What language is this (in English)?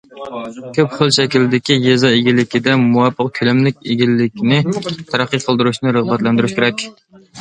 Uyghur